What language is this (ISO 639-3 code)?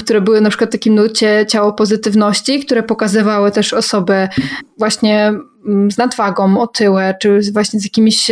pol